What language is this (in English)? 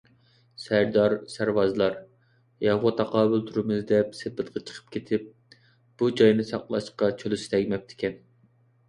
Uyghur